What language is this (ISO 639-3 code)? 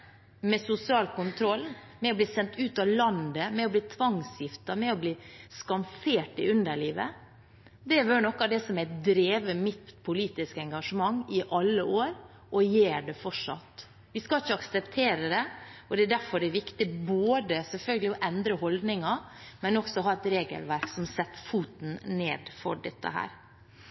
nob